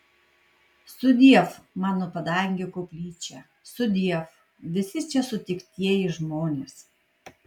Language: Lithuanian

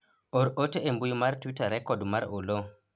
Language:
Luo (Kenya and Tanzania)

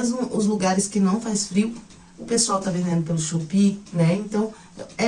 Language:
Portuguese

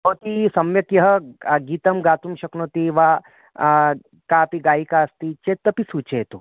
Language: Sanskrit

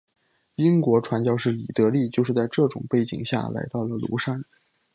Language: Chinese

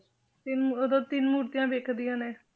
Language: Punjabi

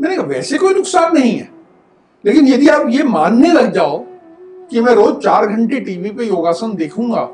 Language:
Hindi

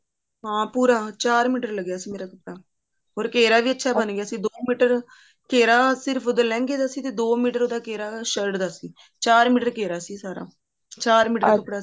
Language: Punjabi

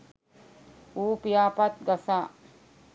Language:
Sinhala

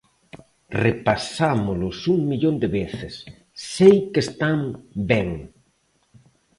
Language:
Galician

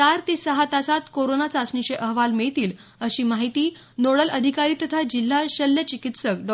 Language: Marathi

